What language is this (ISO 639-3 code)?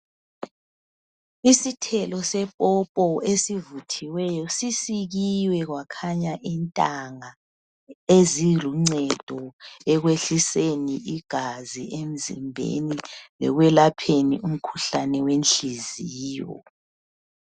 nde